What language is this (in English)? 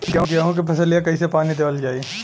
Bhojpuri